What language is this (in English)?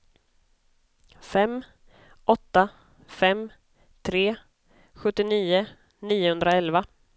Swedish